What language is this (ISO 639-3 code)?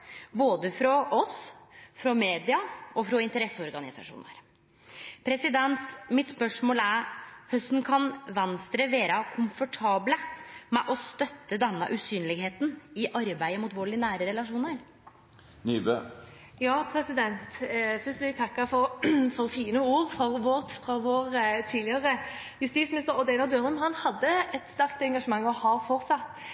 nor